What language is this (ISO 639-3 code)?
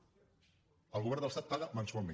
cat